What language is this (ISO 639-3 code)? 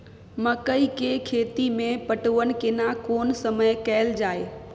mai